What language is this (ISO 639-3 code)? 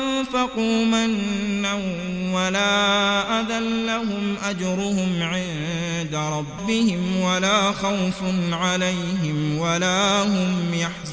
ara